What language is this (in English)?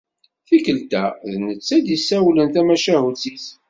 Kabyle